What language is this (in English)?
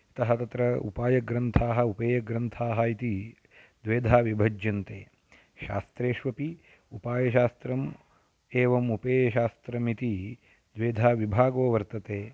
Sanskrit